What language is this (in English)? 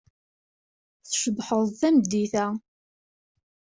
Kabyle